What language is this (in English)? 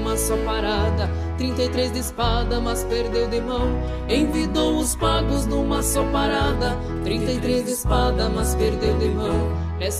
Portuguese